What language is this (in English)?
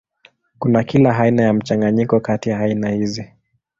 Swahili